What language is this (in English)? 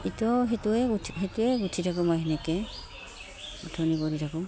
Assamese